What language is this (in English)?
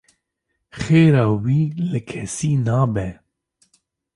Kurdish